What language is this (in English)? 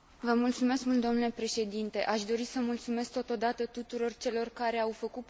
Romanian